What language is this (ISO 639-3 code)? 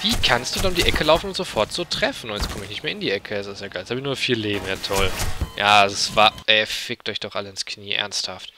deu